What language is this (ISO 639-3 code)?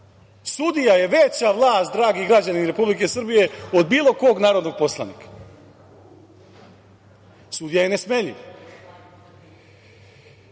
srp